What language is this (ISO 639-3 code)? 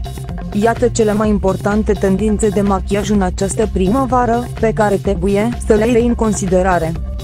ron